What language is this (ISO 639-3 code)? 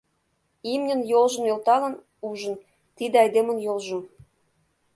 chm